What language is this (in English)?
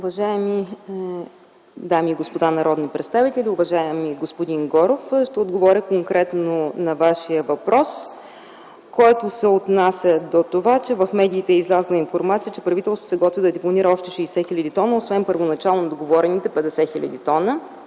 Bulgarian